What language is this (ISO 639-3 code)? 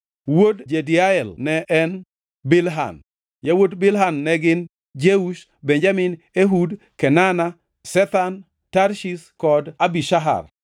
luo